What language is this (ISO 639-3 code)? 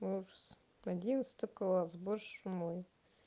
rus